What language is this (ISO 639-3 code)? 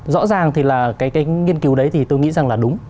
vie